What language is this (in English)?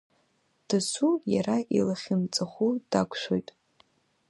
Abkhazian